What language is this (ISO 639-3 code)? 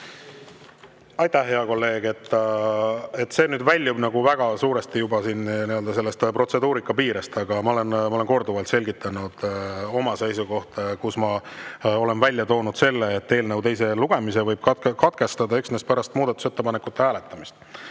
est